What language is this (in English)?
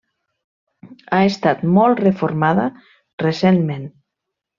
Catalan